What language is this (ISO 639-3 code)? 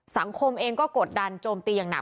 tha